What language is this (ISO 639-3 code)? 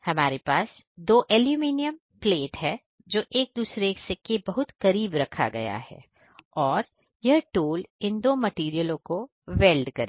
hin